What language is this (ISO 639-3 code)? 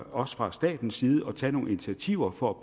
dan